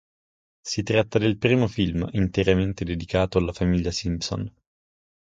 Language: Italian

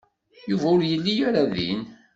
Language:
Kabyle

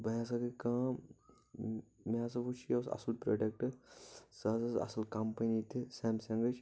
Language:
Kashmiri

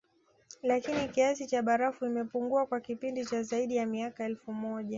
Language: Swahili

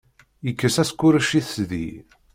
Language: Kabyle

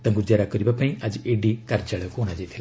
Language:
Odia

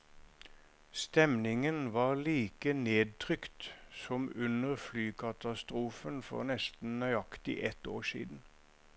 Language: Norwegian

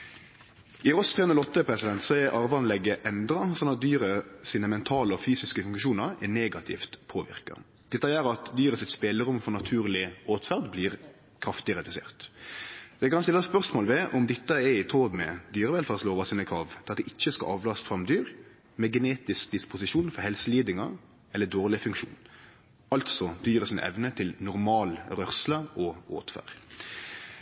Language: Norwegian Nynorsk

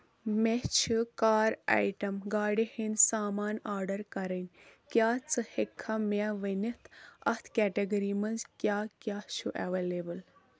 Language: Kashmiri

